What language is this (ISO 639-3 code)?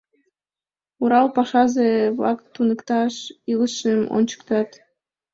chm